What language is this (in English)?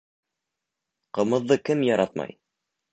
Bashkir